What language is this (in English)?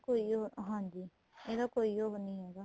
Punjabi